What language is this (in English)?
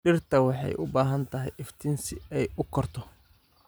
Somali